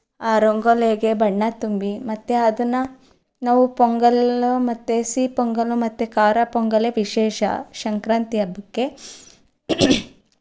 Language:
Kannada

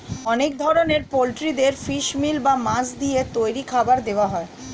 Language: Bangla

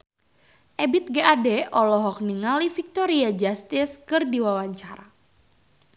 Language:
Sundanese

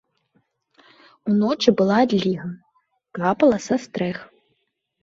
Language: Belarusian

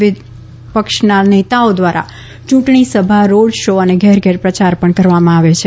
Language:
Gujarati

